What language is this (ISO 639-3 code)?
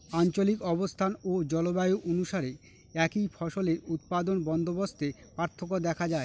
ben